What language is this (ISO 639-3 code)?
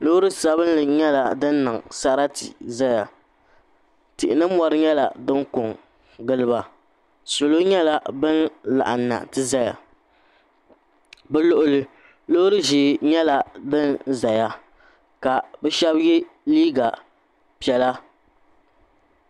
dag